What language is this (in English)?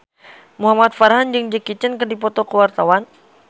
Sundanese